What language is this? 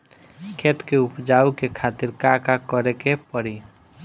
Bhojpuri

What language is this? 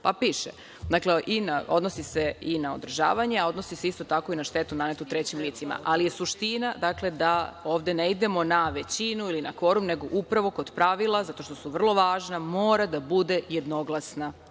Serbian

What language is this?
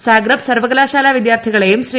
Malayalam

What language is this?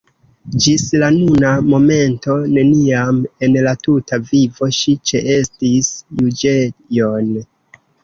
Esperanto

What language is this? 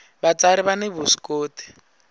Tsonga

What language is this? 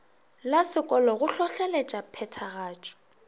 Northern Sotho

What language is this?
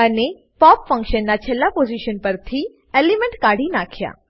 Gujarati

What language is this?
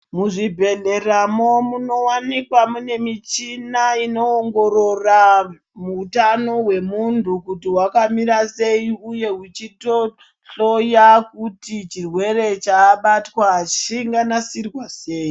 Ndau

